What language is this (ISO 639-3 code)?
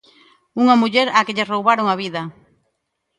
glg